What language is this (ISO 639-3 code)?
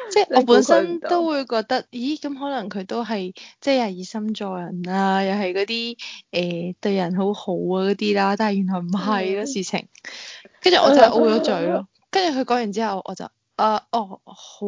zho